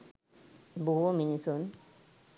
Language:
Sinhala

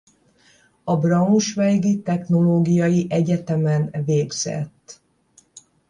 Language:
Hungarian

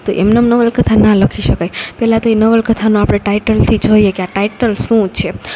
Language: Gujarati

